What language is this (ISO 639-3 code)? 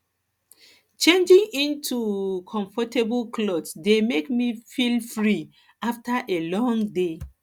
pcm